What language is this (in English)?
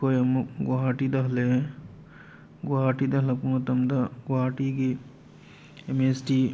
Manipuri